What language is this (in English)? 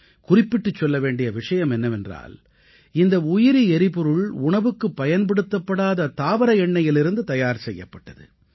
Tamil